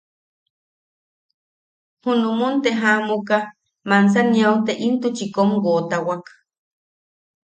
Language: Yaqui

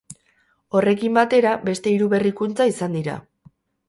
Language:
Basque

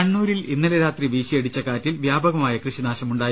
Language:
Malayalam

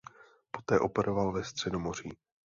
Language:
Czech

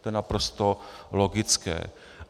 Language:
Czech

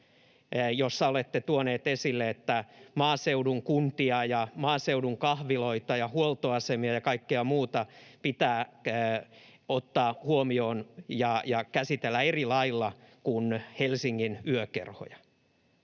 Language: Finnish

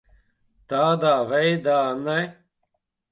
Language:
Latvian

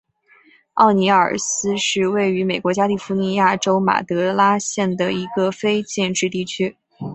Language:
Chinese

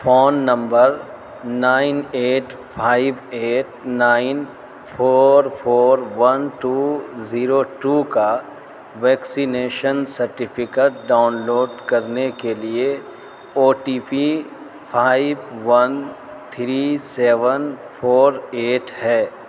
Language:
Urdu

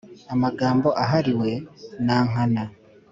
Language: Kinyarwanda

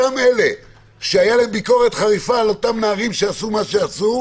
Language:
Hebrew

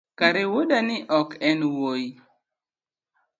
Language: Luo (Kenya and Tanzania)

